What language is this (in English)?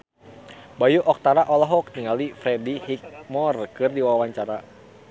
Sundanese